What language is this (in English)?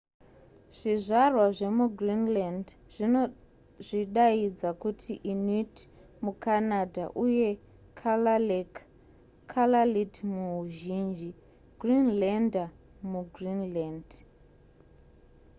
Shona